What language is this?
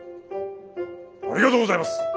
Japanese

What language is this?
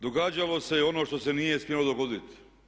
Croatian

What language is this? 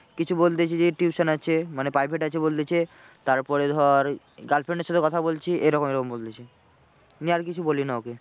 Bangla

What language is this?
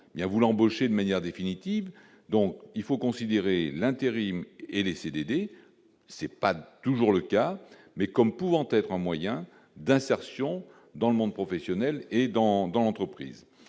French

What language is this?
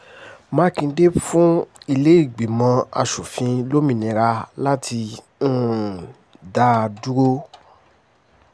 Yoruba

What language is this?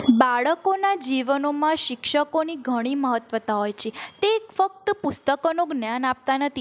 Gujarati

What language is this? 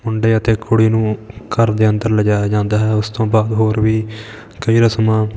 Punjabi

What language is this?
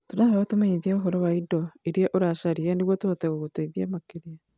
Kikuyu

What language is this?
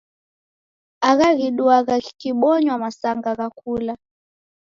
Taita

